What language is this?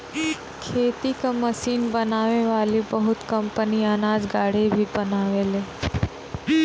Bhojpuri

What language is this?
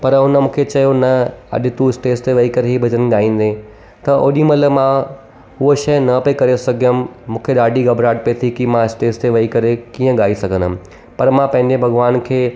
Sindhi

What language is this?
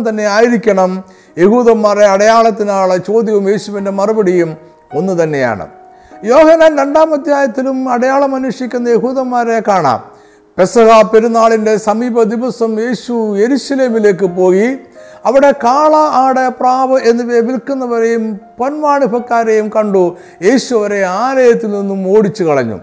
Malayalam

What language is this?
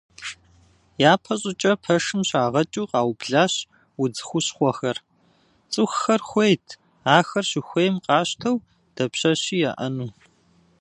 Kabardian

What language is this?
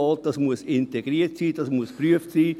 Swiss German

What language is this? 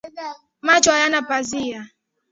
Swahili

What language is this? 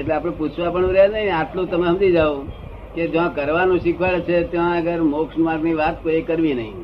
Gujarati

